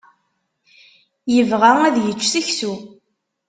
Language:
Kabyle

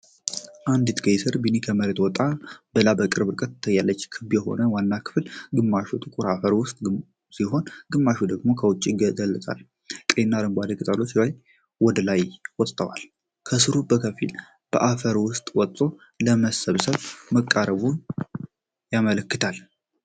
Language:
Amharic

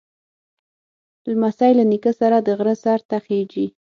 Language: Pashto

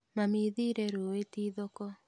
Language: Kikuyu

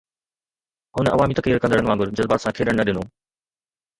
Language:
Sindhi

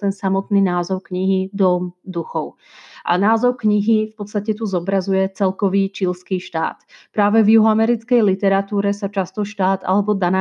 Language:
Slovak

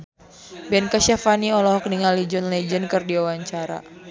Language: Sundanese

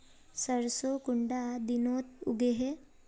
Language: Magahi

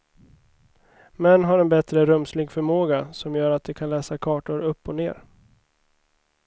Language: Swedish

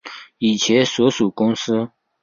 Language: Chinese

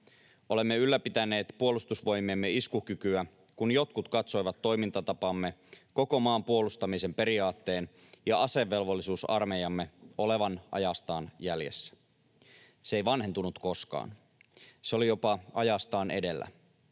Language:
Finnish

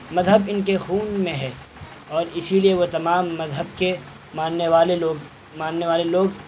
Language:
Urdu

